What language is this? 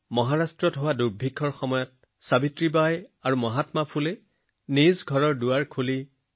Assamese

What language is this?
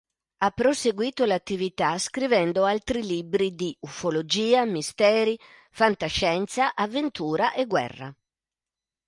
Italian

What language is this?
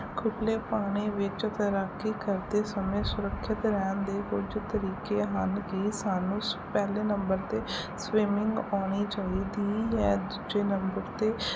Punjabi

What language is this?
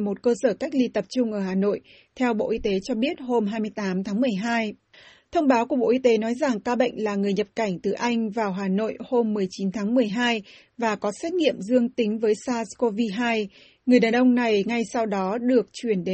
Vietnamese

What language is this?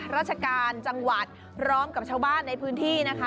Thai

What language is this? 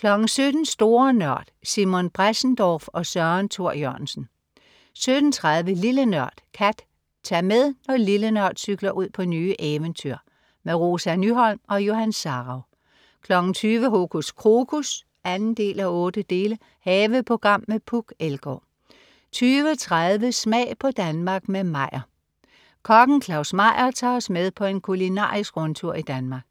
Danish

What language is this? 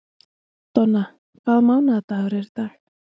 Icelandic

